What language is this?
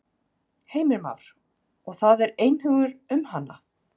Icelandic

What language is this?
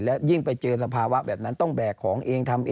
Thai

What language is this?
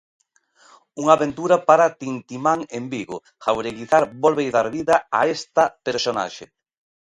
Galician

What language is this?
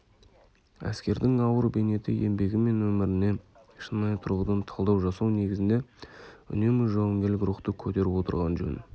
Kazakh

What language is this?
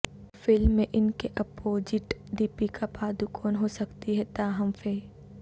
Urdu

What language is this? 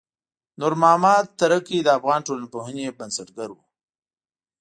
Pashto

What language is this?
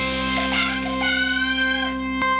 Thai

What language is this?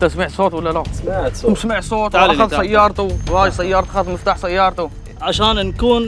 Arabic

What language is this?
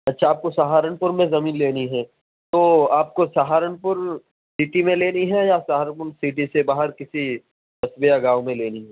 Urdu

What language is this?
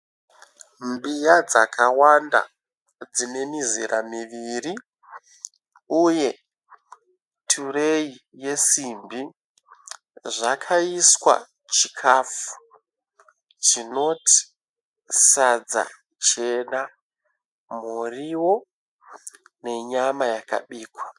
Shona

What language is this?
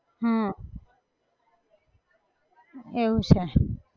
Gujarati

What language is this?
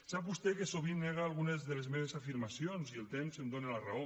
Catalan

